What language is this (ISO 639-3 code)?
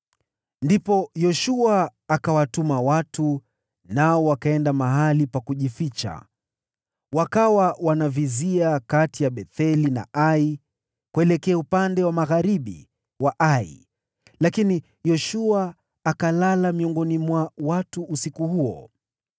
swa